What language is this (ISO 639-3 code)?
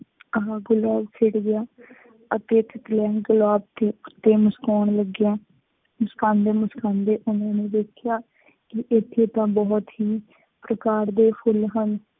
pan